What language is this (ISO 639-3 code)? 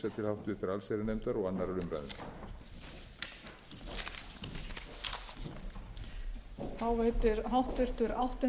isl